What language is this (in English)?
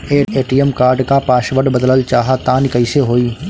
Bhojpuri